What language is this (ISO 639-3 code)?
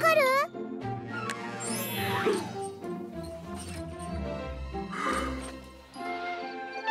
jpn